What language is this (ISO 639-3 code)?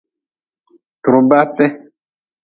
nmz